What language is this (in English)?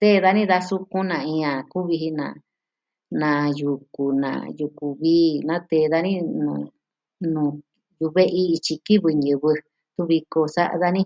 Southwestern Tlaxiaco Mixtec